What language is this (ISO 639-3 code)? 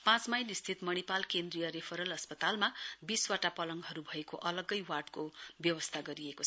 nep